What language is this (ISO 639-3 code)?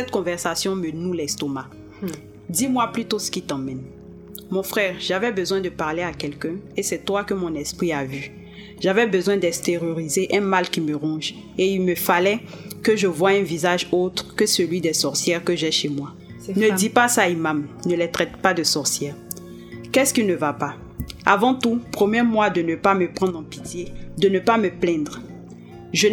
fra